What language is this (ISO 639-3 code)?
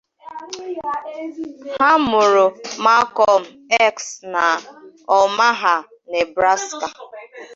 ibo